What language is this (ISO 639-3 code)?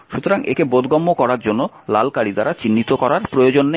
ben